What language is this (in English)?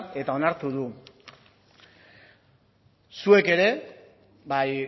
Basque